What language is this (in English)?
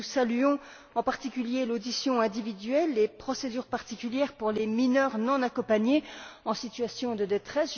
French